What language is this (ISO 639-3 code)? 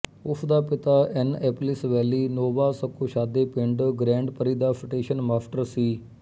pan